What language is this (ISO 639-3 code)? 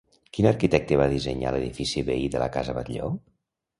cat